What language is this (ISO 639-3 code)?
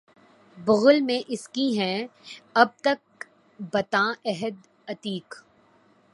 urd